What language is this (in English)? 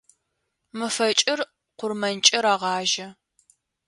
Adyghe